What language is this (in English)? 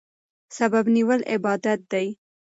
Pashto